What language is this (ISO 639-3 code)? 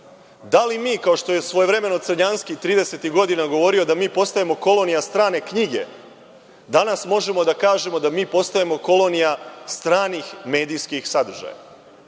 srp